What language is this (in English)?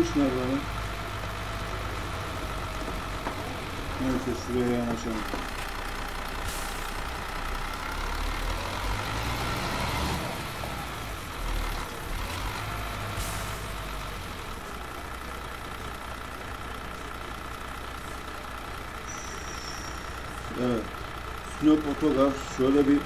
Turkish